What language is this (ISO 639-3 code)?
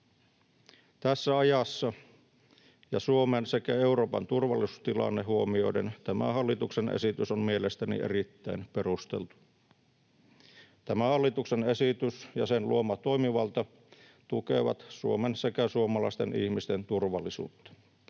fin